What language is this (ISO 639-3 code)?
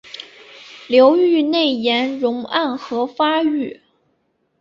zho